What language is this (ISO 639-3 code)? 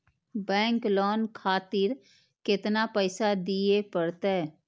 mai